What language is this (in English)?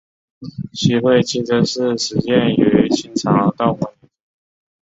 Chinese